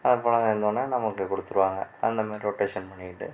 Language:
Tamil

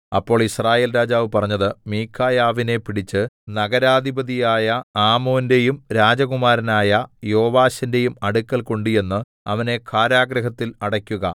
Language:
Malayalam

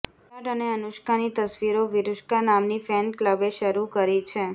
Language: Gujarati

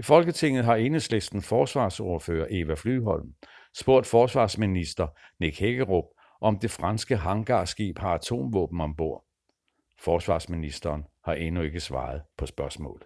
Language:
Danish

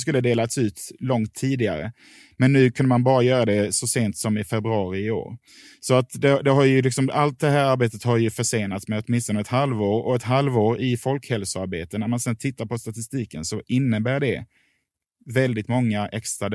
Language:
Swedish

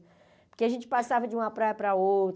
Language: Portuguese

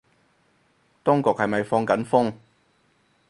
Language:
Cantonese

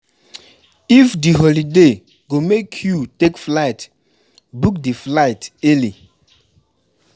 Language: Nigerian Pidgin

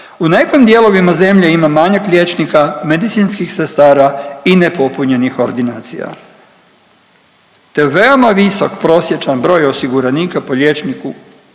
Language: Croatian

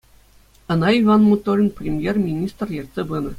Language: Chuvash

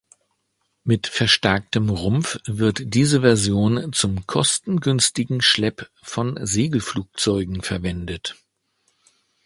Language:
German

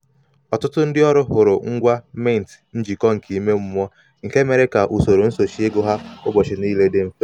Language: Igbo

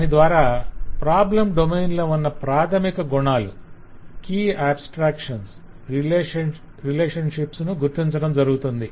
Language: Telugu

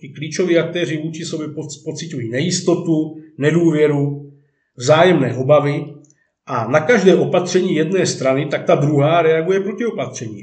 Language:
Czech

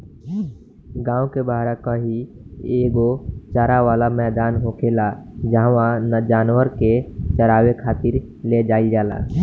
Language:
Bhojpuri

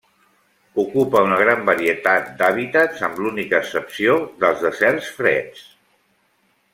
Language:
Catalan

